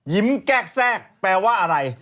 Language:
Thai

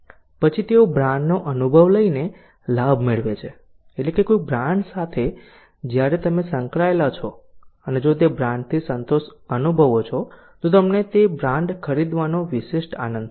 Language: Gujarati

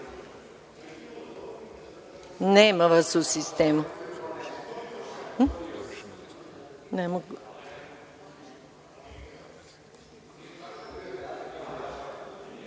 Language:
Serbian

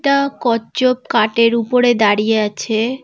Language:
Bangla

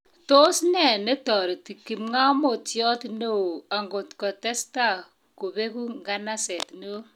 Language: Kalenjin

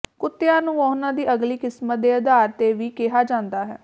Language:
Punjabi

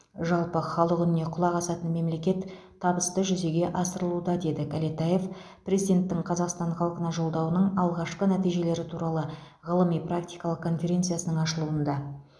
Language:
Kazakh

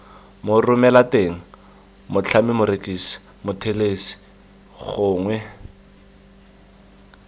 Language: Tswana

